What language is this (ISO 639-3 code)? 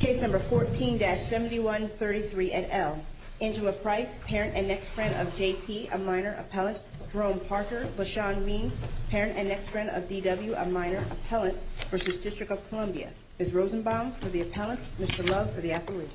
eng